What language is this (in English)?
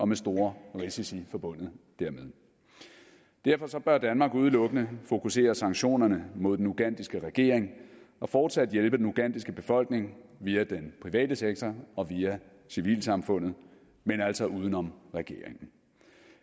Danish